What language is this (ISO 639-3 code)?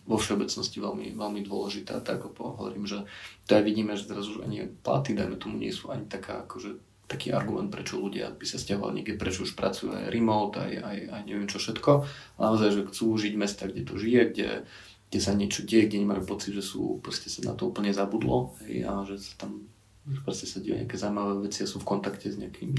slk